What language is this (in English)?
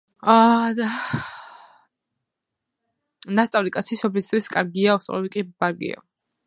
Georgian